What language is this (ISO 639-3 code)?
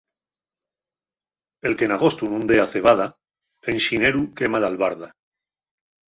ast